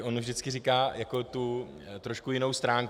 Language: Czech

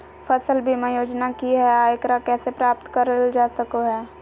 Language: Magahi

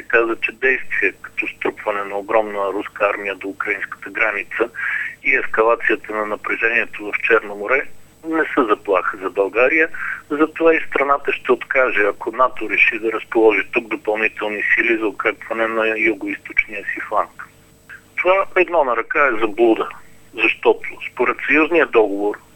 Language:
Bulgarian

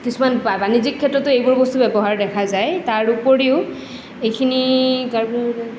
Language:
Assamese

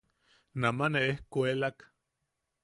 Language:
Yaqui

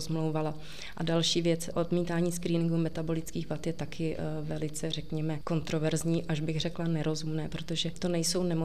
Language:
Czech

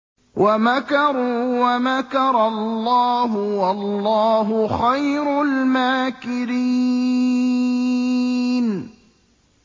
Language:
Arabic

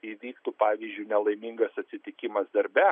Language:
Lithuanian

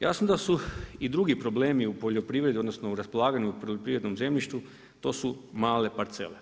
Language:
Croatian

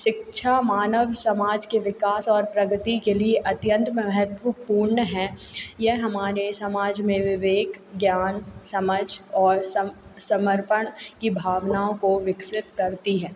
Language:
Hindi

